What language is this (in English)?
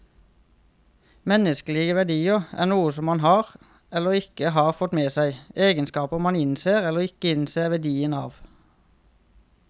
Norwegian